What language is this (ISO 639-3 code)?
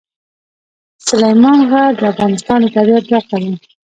pus